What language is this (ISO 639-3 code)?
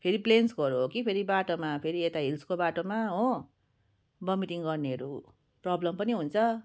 nep